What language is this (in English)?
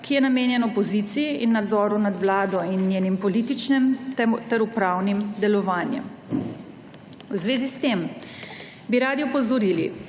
Slovenian